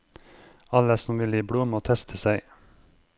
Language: Norwegian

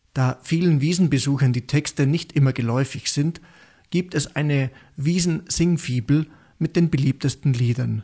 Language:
German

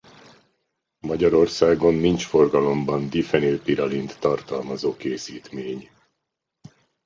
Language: Hungarian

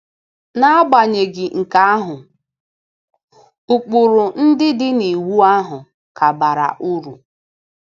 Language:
Igbo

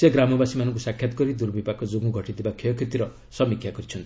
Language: Odia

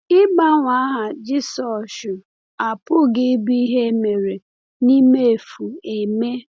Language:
Igbo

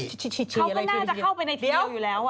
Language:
Thai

